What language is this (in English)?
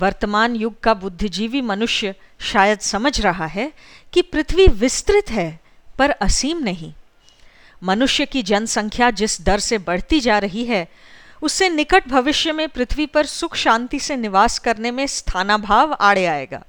Hindi